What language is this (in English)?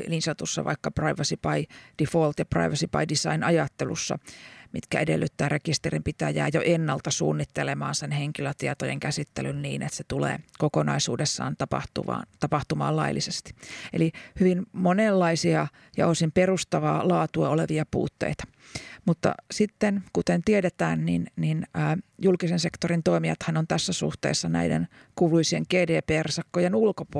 Finnish